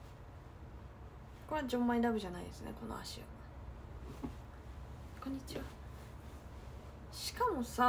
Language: Japanese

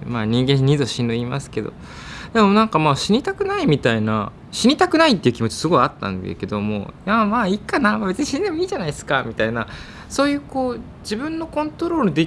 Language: Japanese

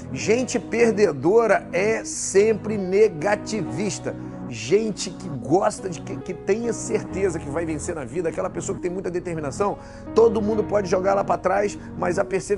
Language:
Portuguese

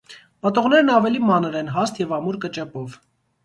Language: Armenian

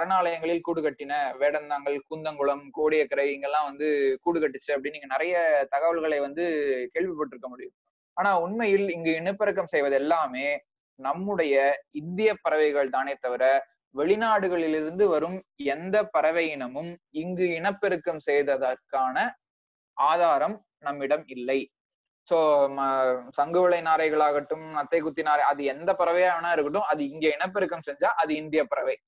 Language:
Tamil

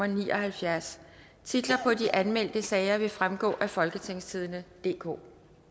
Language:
Danish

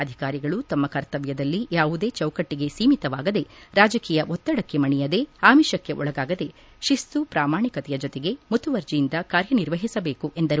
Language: Kannada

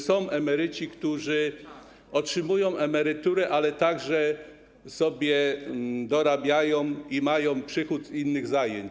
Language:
Polish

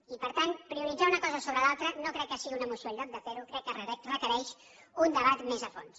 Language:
Catalan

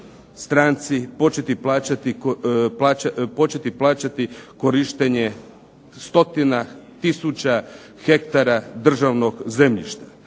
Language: Croatian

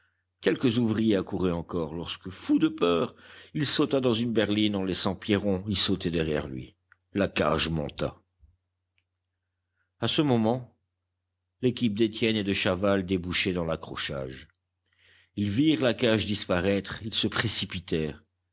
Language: French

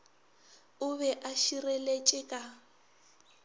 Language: Northern Sotho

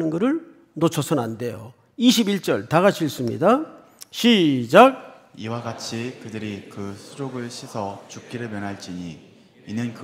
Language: Korean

